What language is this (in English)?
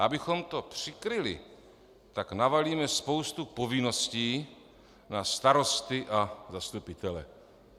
Czech